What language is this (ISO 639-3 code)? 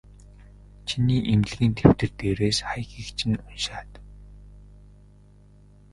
mon